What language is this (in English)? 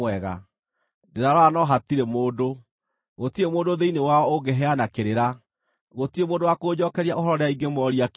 Kikuyu